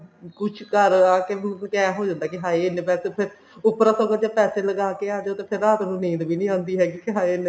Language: Punjabi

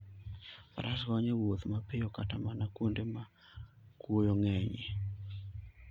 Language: Luo (Kenya and Tanzania)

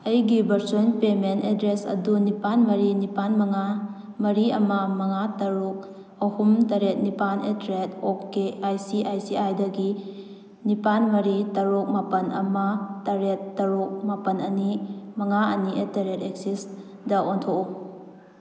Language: Manipuri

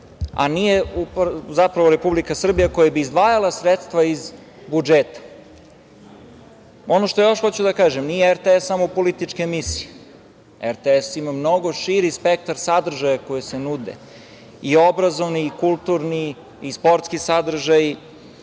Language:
Serbian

